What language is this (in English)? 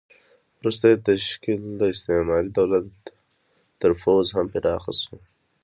Pashto